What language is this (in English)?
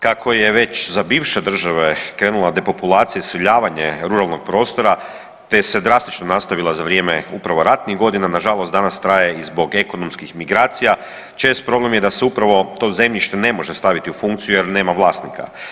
Croatian